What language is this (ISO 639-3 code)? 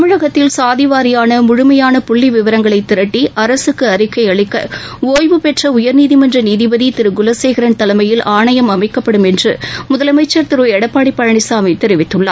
tam